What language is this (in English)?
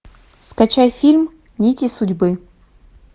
Russian